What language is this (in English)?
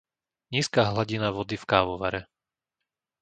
Slovak